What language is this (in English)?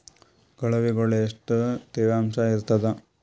Kannada